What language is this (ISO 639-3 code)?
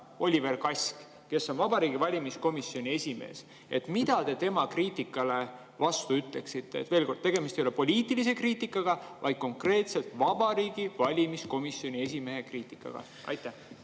est